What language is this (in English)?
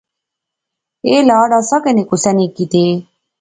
Pahari-Potwari